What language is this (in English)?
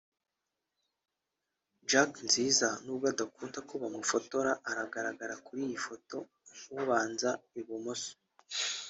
Kinyarwanda